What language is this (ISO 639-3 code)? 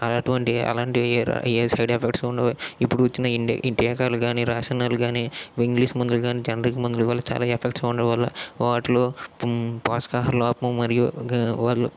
tel